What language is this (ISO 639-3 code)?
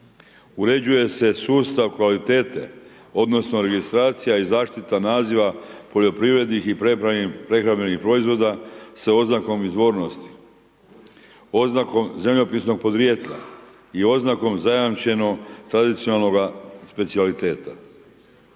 hrv